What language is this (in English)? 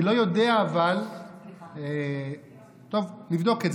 Hebrew